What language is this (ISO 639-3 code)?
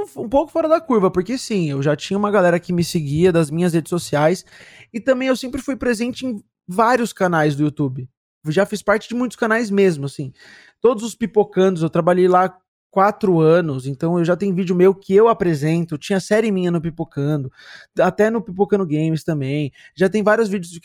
por